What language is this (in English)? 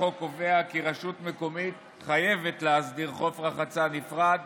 Hebrew